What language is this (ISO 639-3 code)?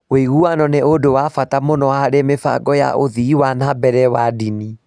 kik